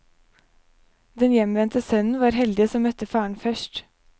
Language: Norwegian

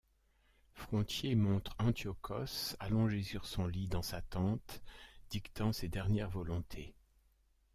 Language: French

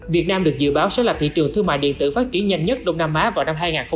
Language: Vietnamese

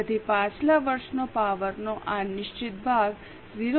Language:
Gujarati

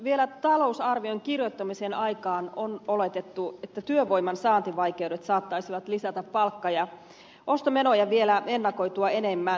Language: Finnish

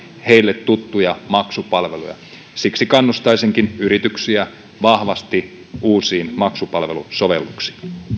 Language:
Finnish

